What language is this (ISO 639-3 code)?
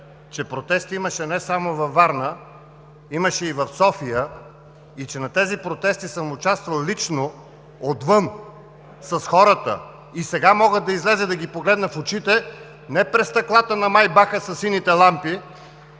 bul